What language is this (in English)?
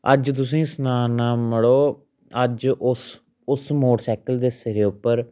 Dogri